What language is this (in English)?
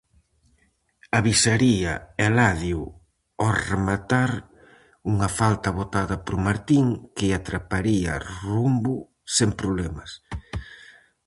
Galician